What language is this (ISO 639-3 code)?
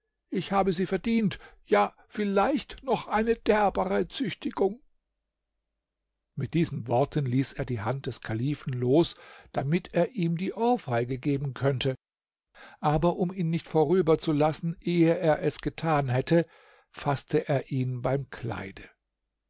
deu